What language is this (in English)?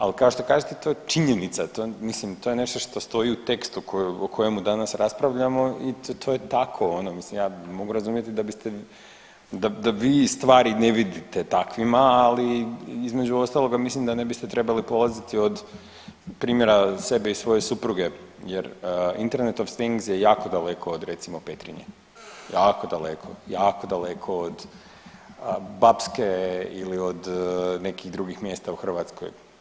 Croatian